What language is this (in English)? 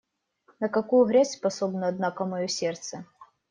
Russian